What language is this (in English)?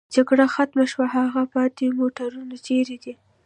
Pashto